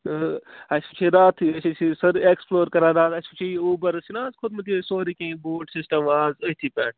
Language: Kashmiri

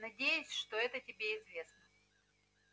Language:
Russian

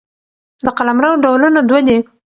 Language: Pashto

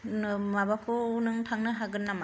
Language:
Bodo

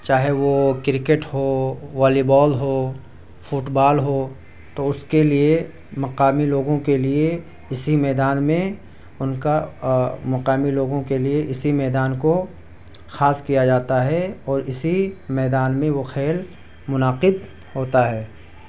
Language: Urdu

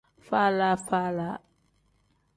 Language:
Tem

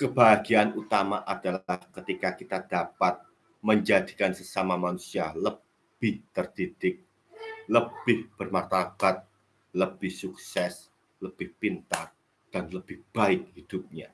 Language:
Indonesian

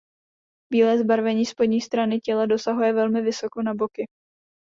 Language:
Czech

